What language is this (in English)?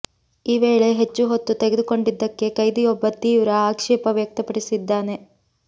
Kannada